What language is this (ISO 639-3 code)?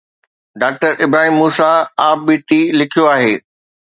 snd